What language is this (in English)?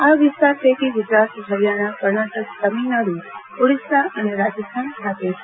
Gujarati